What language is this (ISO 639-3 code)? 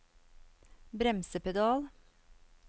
nor